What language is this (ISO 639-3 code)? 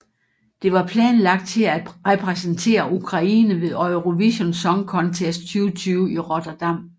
dan